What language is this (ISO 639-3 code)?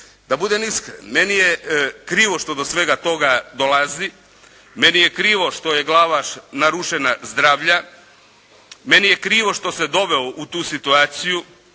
hrv